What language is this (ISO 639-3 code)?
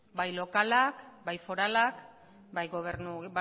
eus